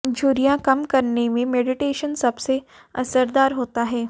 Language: Hindi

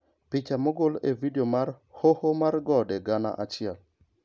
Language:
Luo (Kenya and Tanzania)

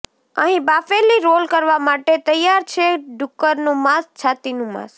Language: Gujarati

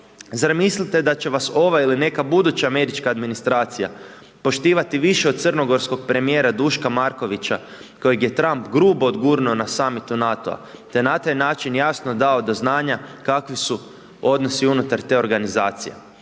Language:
Croatian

